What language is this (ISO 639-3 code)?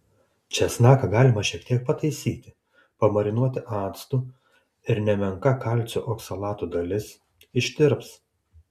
lit